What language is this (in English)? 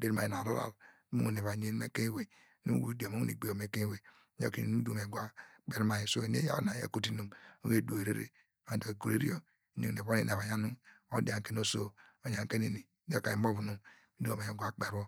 Degema